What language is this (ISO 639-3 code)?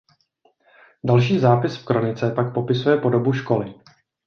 ces